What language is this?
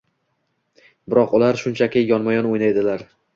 Uzbek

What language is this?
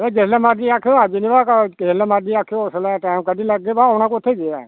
Dogri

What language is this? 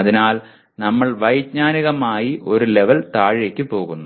Malayalam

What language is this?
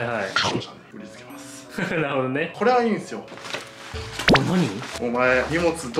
Japanese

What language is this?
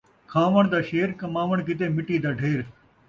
Saraiki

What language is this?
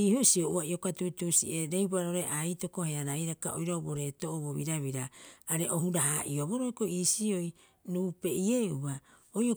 Rapoisi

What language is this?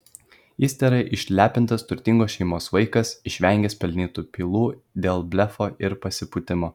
Lithuanian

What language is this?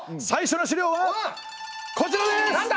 Japanese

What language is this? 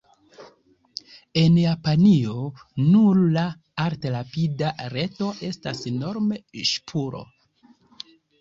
Esperanto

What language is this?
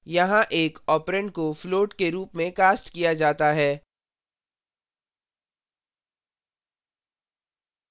Hindi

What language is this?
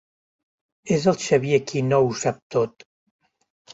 Catalan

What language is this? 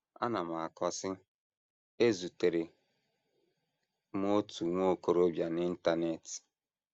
Igbo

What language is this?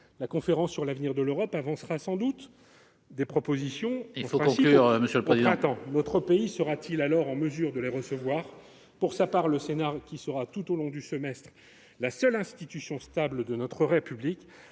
French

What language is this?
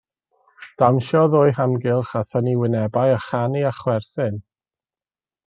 Welsh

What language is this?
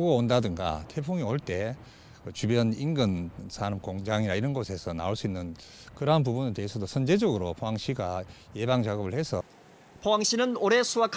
Korean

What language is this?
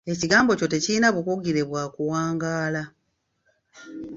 Ganda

